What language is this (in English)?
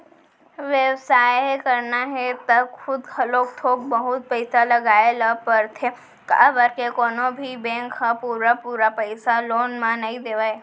Chhattisgarhi